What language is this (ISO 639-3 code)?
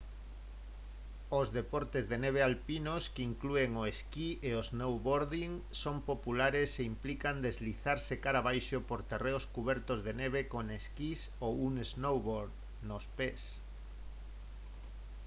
glg